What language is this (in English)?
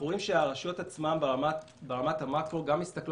Hebrew